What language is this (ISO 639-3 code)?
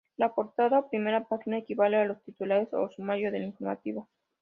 spa